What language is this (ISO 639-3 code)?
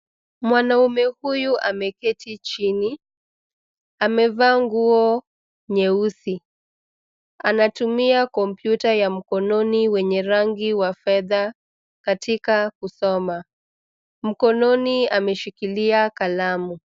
swa